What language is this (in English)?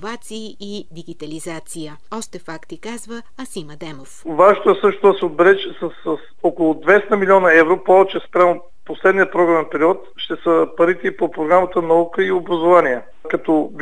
Bulgarian